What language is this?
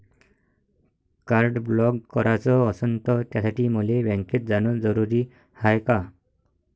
Marathi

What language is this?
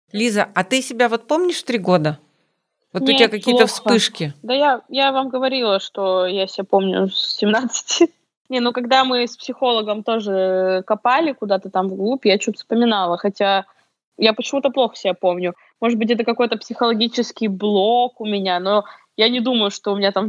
Russian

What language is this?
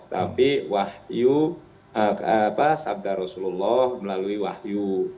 Indonesian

